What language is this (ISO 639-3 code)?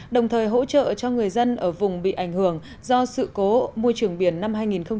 vie